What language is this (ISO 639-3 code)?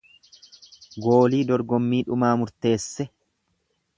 orm